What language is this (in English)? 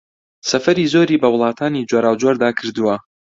Central Kurdish